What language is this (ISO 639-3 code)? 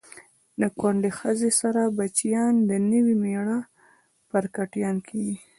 pus